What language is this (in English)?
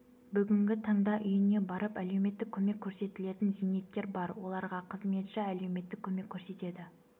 Kazakh